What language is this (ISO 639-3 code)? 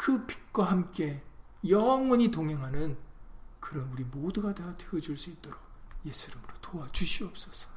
kor